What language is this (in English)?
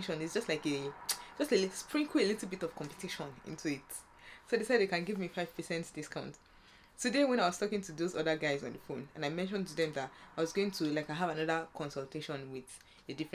English